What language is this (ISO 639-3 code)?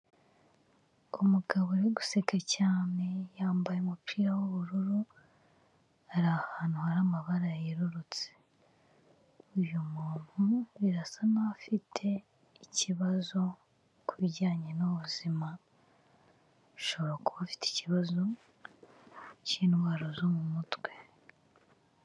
kin